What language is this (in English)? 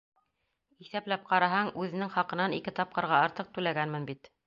Bashkir